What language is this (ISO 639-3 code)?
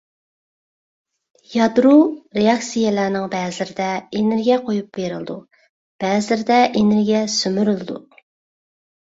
uig